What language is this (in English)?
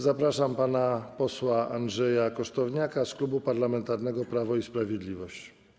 Polish